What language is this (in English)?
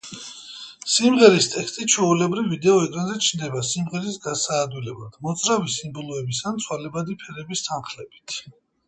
Georgian